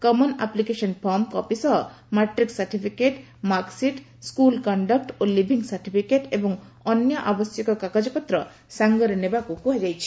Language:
Odia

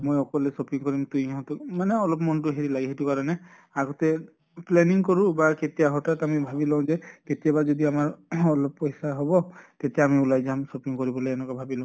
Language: Assamese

